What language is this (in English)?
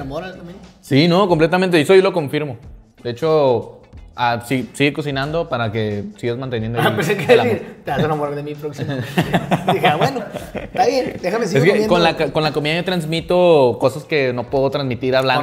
Spanish